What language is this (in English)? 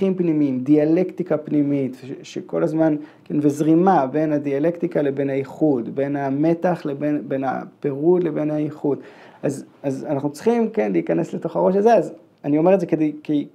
Hebrew